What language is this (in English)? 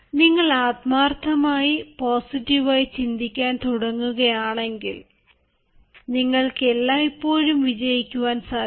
Malayalam